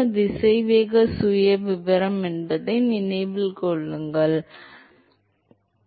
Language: Tamil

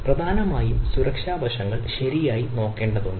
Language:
Malayalam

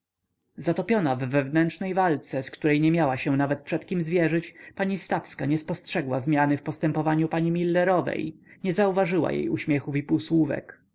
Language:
Polish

